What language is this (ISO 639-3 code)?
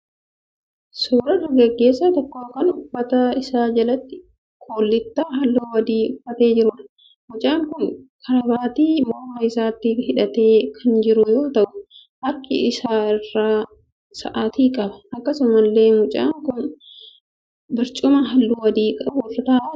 orm